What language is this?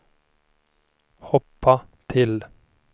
Swedish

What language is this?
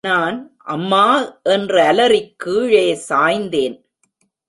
Tamil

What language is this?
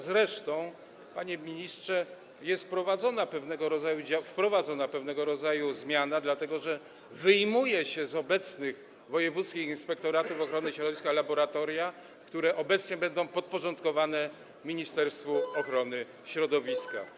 Polish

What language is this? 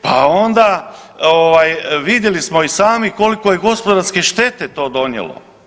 Croatian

